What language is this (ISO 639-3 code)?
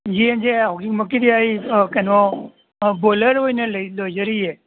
mni